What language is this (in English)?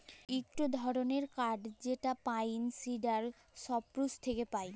Bangla